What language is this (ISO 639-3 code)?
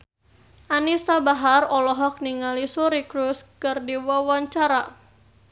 sun